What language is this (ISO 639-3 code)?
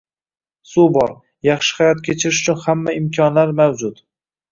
uzb